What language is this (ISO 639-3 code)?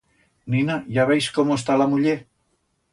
arg